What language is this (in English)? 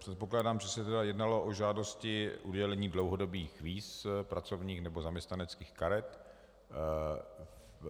Czech